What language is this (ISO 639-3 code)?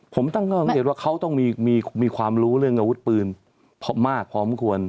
tha